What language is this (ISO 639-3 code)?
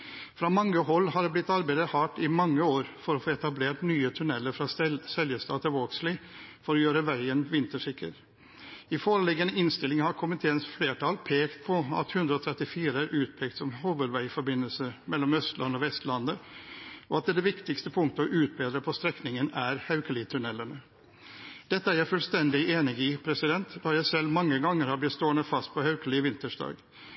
nob